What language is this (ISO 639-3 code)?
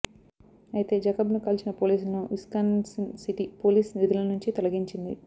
tel